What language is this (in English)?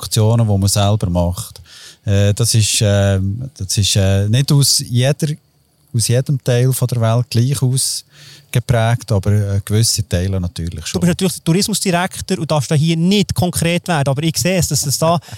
German